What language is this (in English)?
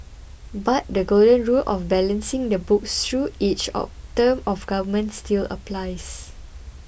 English